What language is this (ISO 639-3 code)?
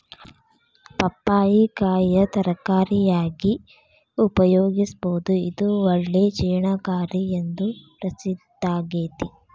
kan